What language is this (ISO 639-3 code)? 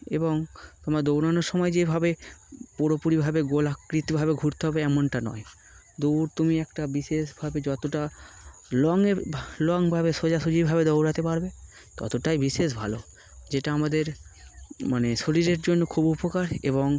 ben